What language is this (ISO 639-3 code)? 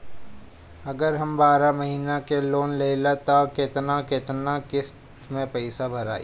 bho